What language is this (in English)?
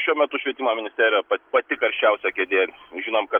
Lithuanian